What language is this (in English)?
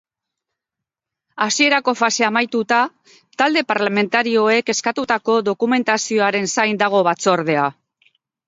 Basque